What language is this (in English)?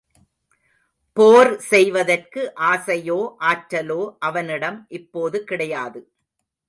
Tamil